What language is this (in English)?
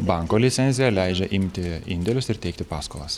Lithuanian